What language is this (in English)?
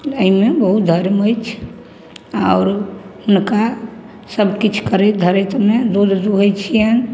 Maithili